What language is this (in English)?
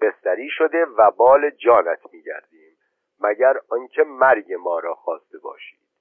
Persian